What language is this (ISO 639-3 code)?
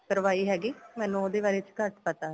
pan